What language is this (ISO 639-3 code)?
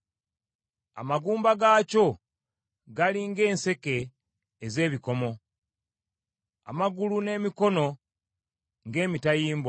lug